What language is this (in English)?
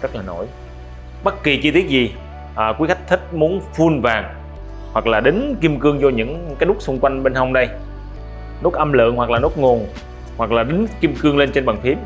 Vietnamese